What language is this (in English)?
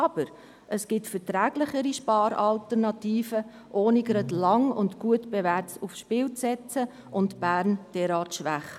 Swiss German